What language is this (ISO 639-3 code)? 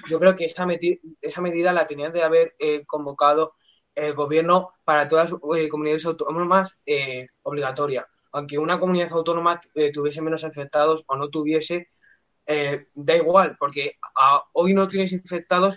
spa